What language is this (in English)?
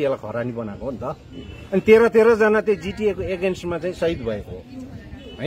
Romanian